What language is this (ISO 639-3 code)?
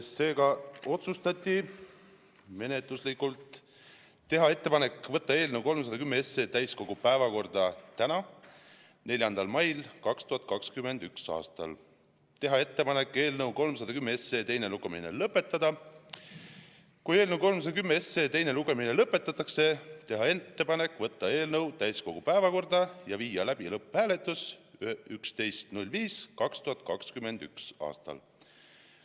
est